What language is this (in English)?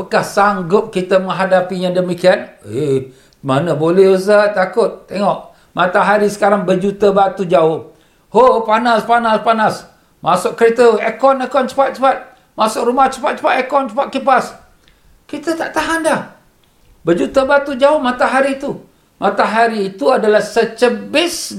Malay